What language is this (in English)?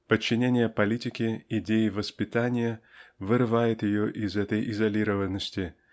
Russian